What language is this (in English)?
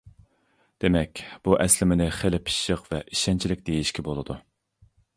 Uyghur